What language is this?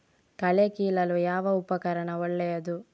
Kannada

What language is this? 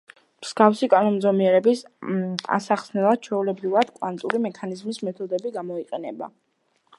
Georgian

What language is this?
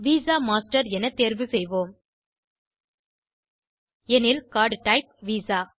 Tamil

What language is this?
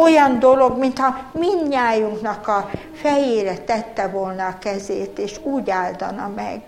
Hungarian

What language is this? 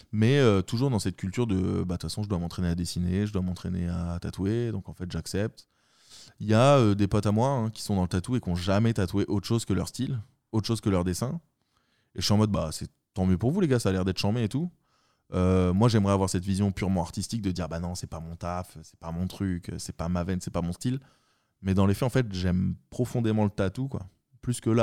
French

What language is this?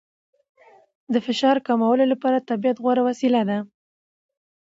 Pashto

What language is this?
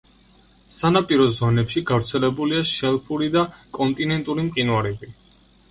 Georgian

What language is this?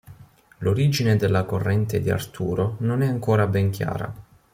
Italian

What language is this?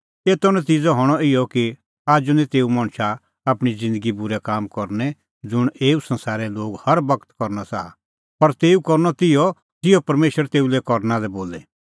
Kullu Pahari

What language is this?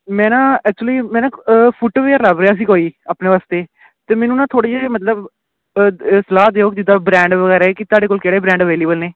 Punjabi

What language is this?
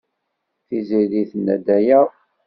Kabyle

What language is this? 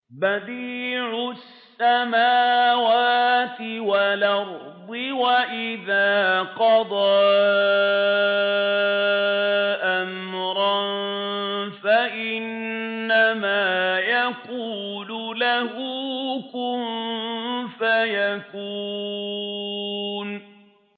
Arabic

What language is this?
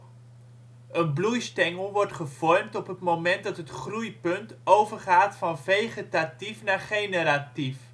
Dutch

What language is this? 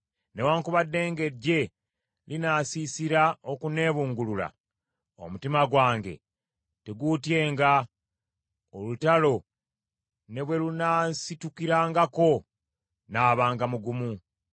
Ganda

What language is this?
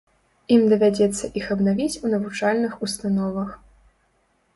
Belarusian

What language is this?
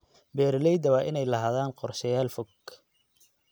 Somali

